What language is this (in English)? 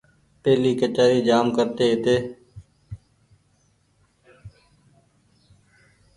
Goaria